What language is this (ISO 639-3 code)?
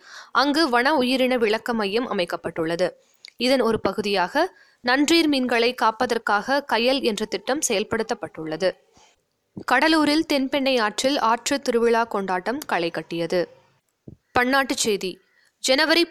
tam